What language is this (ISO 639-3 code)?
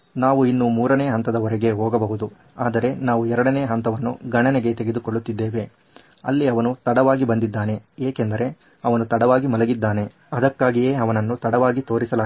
kan